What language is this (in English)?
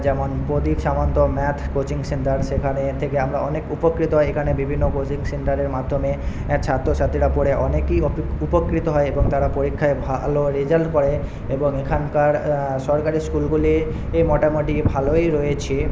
Bangla